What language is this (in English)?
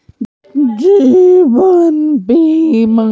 Magahi